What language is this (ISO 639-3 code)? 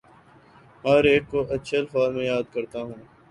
urd